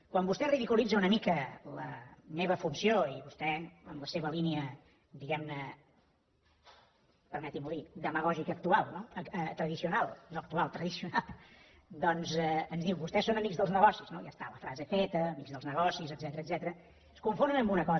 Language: Catalan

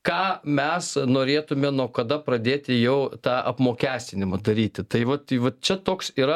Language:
Lithuanian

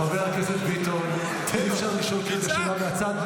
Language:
Hebrew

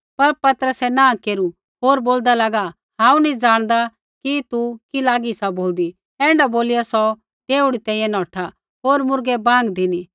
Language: Kullu Pahari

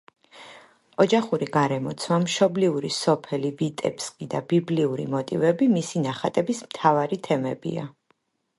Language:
Georgian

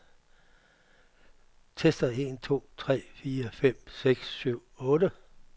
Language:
Danish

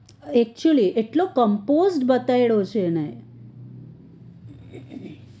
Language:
Gujarati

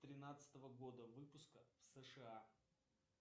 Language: Russian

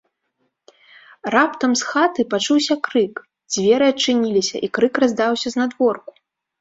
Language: Belarusian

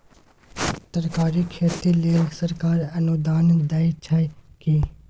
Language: Maithili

